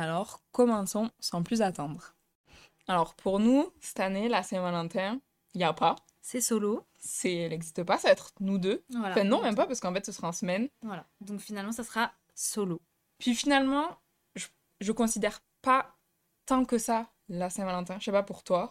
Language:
French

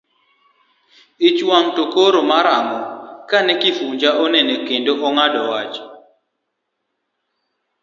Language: Luo (Kenya and Tanzania)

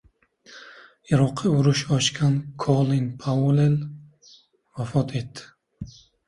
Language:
Uzbek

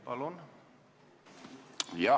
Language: Estonian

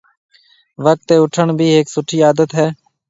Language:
Marwari (Pakistan)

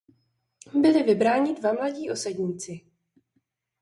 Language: Czech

